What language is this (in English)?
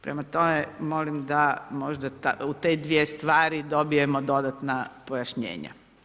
Croatian